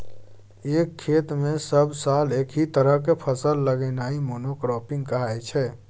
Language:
Maithili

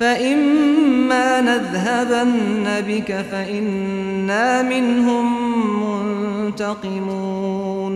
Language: Arabic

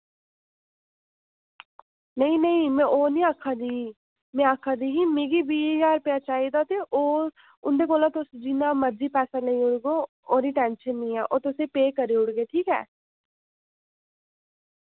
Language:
Dogri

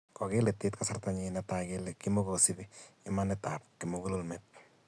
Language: Kalenjin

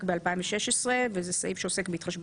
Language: Hebrew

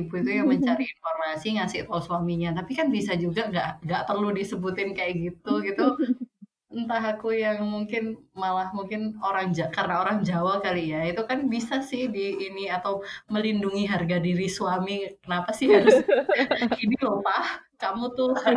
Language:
Indonesian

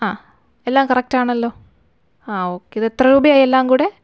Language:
Malayalam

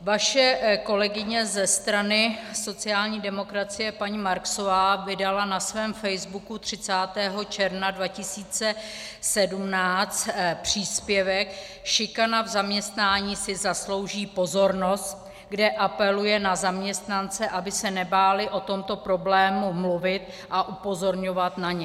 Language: Czech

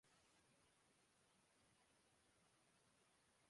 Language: Urdu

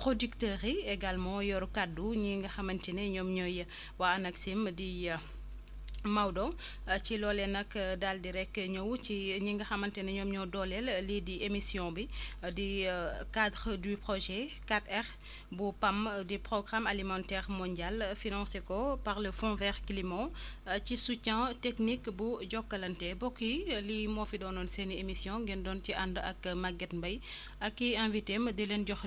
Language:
Wolof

